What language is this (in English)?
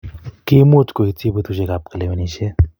Kalenjin